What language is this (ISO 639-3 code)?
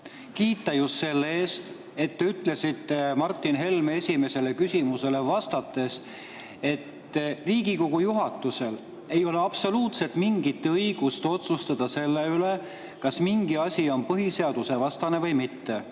est